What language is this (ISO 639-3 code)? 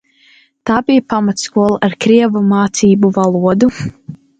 lav